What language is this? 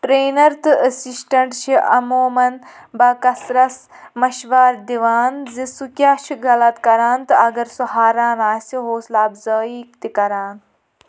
Kashmiri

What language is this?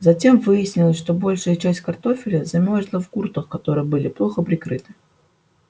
Russian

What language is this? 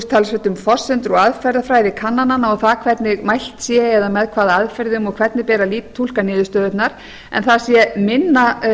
Icelandic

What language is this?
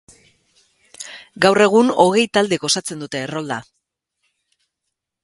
Basque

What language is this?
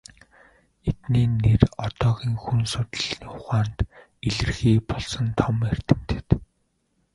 Mongolian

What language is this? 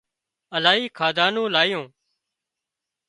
Wadiyara Koli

